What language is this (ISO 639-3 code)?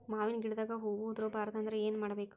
kan